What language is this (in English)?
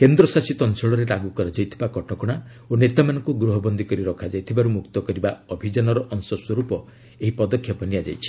Odia